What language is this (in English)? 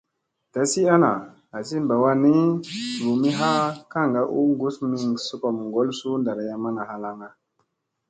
Musey